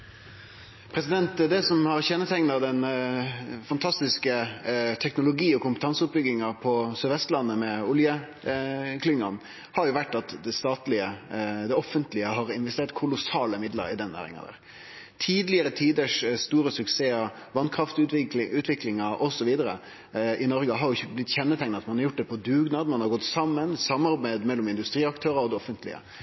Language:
Norwegian Nynorsk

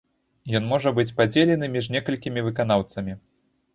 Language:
Belarusian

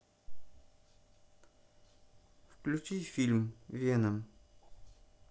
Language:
Russian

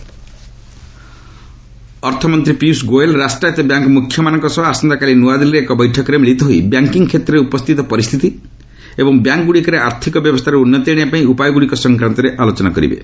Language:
Odia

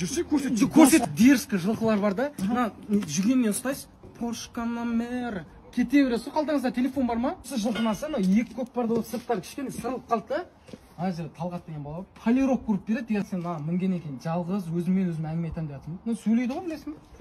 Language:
Russian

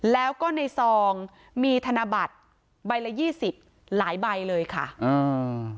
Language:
Thai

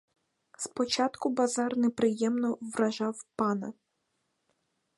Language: Ukrainian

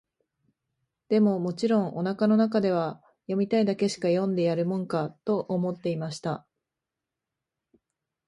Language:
Japanese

